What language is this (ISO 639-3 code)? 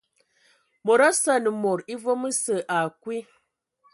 ewo